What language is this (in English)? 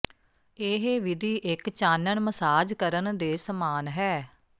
Punjabi